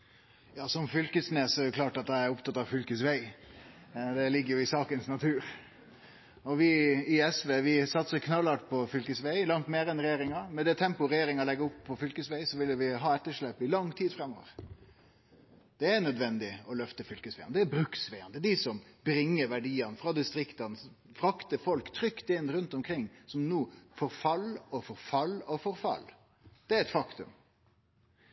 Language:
Norwegian Nynorsk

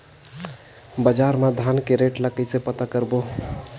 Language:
Chhattisgarhi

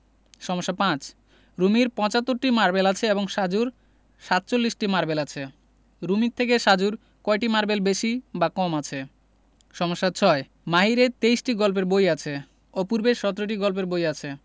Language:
Bangla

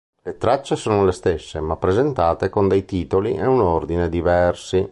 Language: Italian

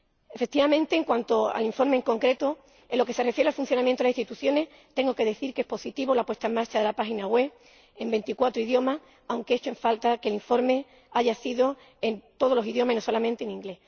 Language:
Spanish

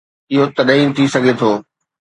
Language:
Sindhi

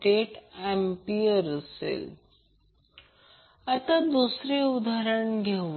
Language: Marathi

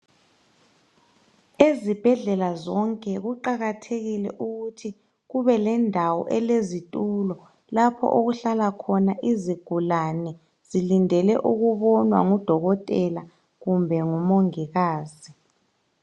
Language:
North Ndebele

